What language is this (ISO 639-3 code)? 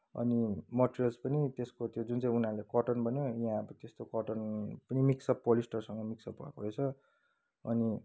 nep